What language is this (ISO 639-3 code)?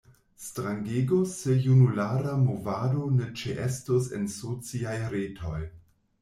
epo